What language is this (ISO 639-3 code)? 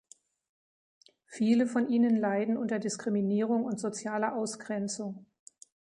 deu